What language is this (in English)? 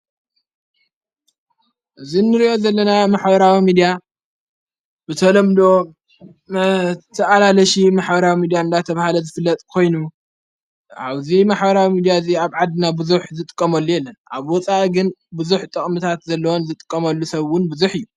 Tigrinya